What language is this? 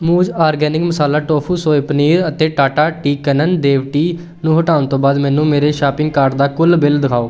Punjabi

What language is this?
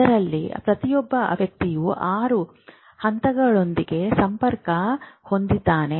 Kannada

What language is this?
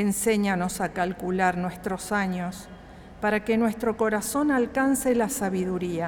Spanish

